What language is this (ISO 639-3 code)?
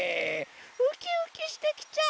jpn